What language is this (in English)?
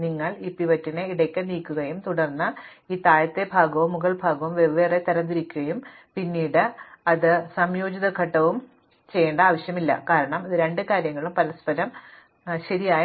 Malayalam